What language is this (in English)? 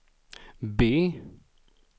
Swedish